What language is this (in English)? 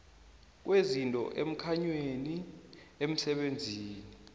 South Ndebele